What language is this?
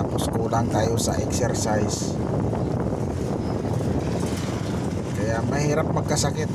Filipino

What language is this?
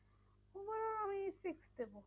Bangla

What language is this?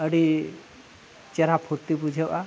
Santali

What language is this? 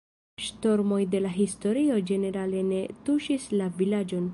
Esperanto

